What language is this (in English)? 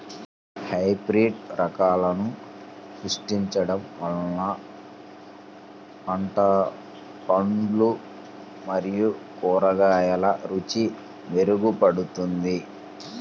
Telugu